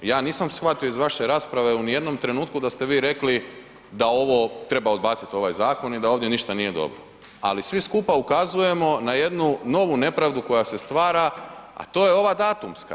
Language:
Croatian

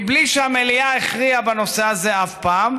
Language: Hebrew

